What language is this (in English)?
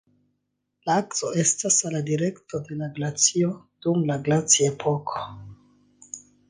Esperanto